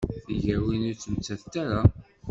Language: Kabyle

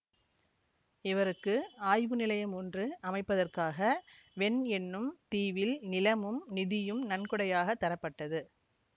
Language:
Tamil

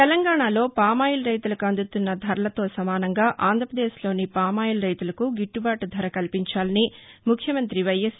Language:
Telugu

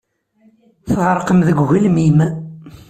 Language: Kabyle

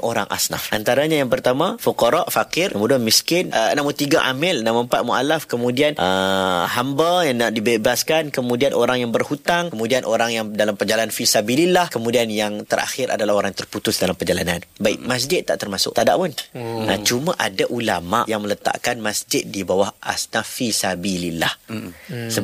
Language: Malay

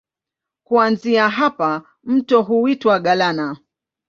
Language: Swahili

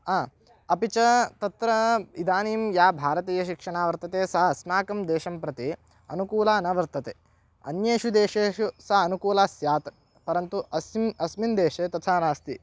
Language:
Sanskrit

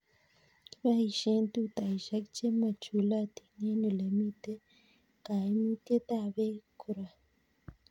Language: Kalenjin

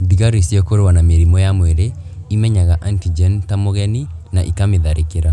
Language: Kikuyu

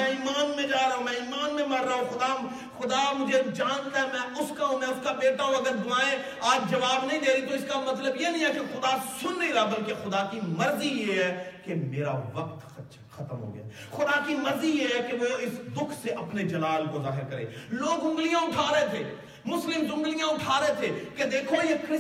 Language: Urdu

